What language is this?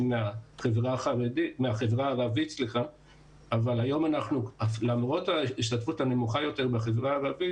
Hebrew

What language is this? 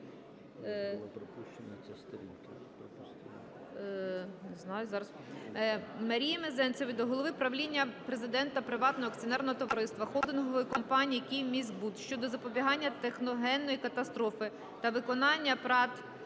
Ukrainian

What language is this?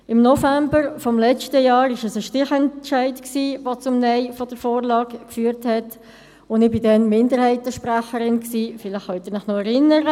Swiss German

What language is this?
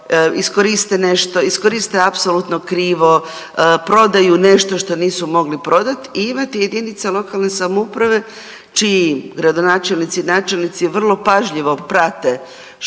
Croatian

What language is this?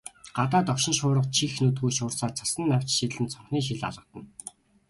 Mongolian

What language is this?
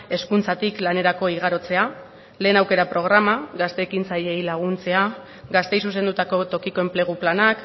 Basque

